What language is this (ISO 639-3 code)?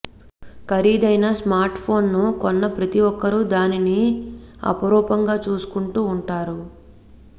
tel